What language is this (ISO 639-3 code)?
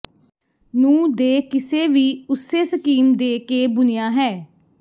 pan